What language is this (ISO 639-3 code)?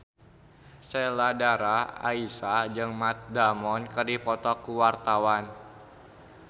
sun